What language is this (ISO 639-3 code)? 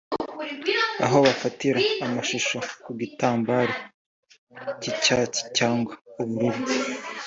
kin